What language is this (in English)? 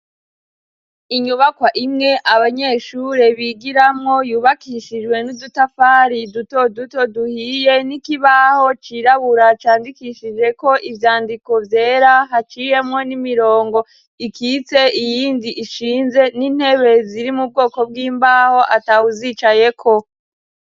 Rundi